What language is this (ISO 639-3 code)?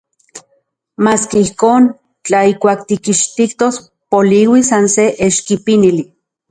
ncx